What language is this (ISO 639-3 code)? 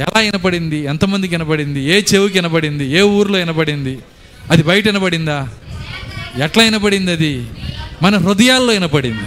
tel